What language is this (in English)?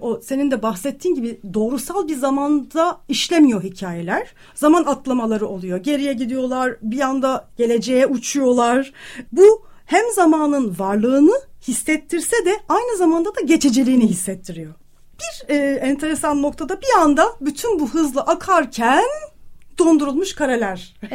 Turkish